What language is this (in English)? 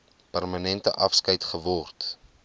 Afrikaans